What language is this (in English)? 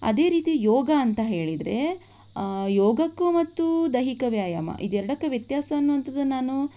Kannada